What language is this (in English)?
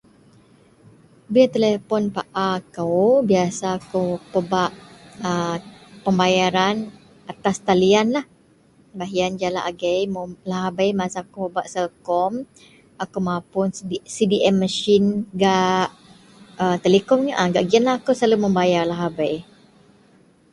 Central Melanau